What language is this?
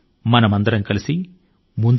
Telugu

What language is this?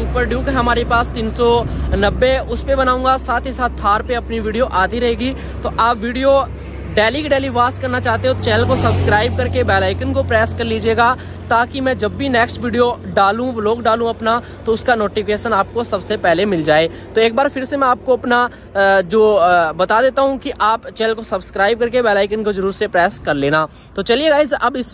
Hindi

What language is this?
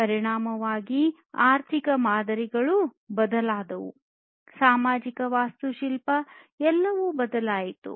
Kannada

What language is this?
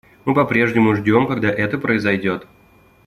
Russian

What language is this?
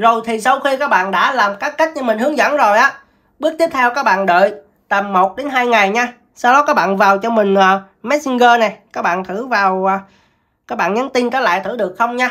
Vietnamese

